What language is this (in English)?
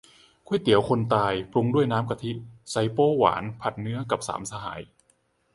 Thai